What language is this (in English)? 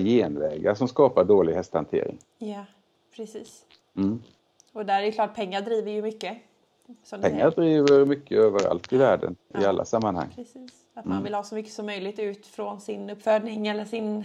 Swedish